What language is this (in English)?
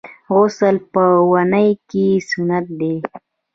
Pashto